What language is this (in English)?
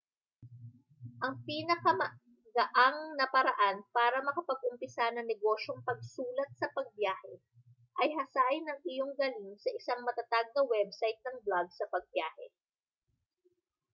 Filipino